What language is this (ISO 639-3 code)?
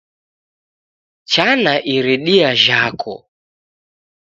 dav